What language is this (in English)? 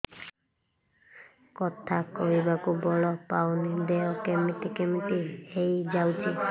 Odia